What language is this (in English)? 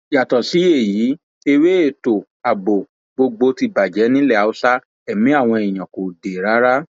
Yoruba